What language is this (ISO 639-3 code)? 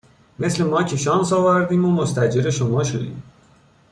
fas